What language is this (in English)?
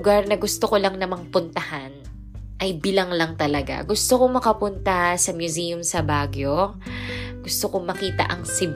Filipino